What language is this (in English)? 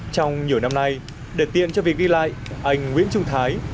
Vietnamese